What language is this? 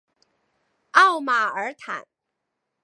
Chinese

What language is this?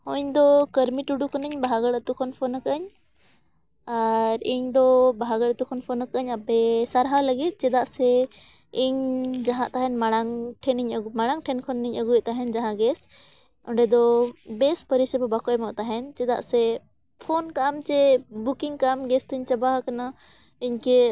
Santali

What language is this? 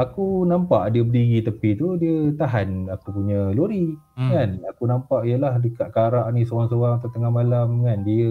Malay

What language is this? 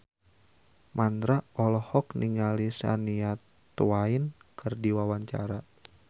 Sundanese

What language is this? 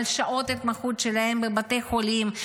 Hebrew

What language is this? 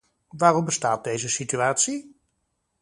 Dutch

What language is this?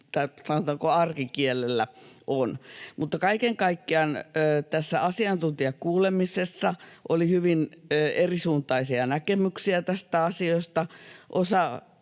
Finnish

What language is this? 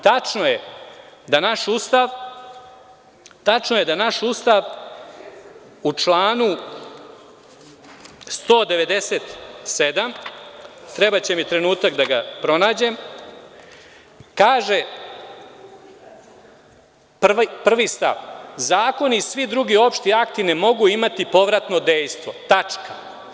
Serbian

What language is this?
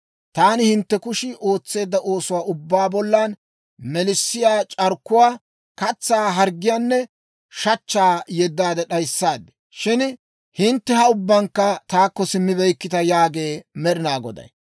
Dawro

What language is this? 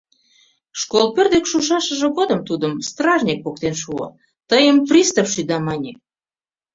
Mari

